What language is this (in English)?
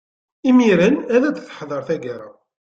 Kabyle